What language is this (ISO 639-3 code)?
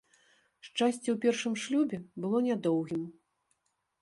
bel